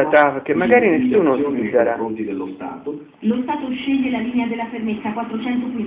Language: Italian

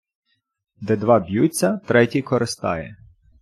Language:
Ukrainian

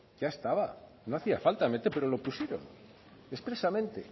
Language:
Spanish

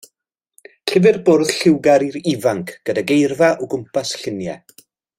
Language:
Welsh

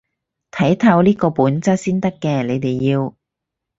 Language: Cantonese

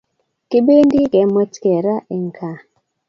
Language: Kalenjin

